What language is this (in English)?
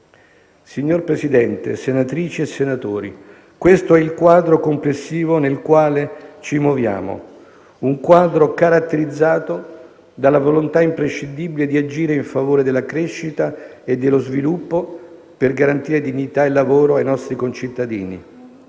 Italian